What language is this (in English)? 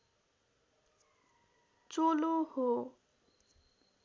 Nepali